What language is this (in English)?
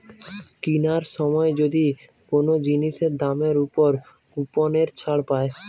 Bangla